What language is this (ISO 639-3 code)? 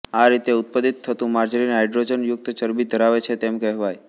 guj